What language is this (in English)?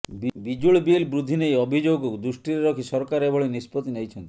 Odia